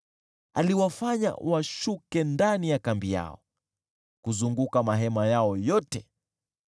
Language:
Swahili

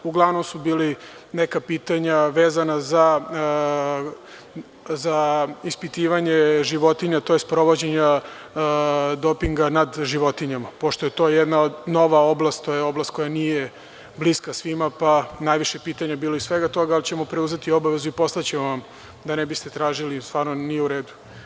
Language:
Serbian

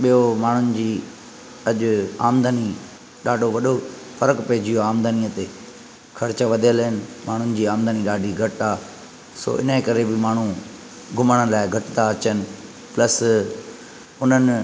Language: Sindhi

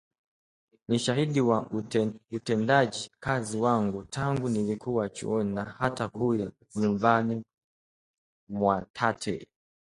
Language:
Swahili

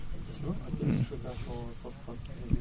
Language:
Wolof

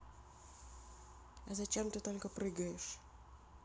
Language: Russian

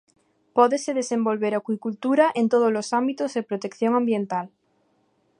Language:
Galician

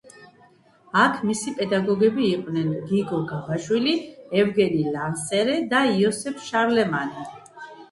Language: Georgian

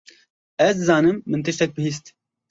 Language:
Kurdish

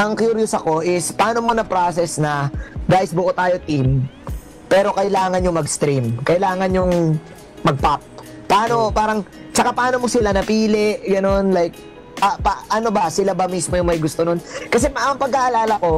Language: Filipino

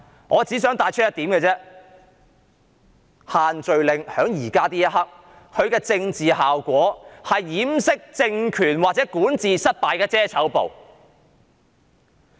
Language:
Cantonese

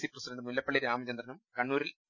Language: Malayalam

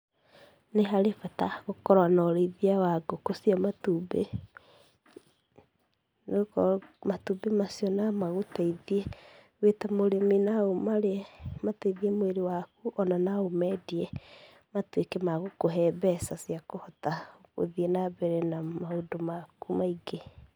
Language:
Kikuyu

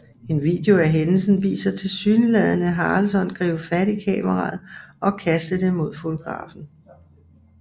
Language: Danish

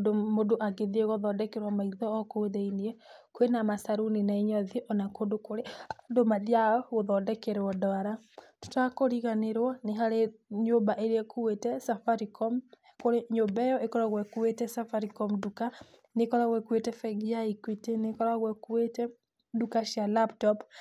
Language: Kikuyu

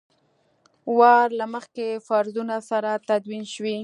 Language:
Pashto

